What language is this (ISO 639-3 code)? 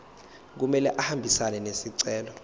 zul